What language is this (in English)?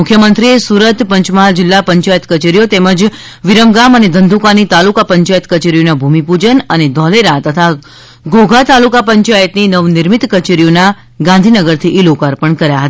Gujarati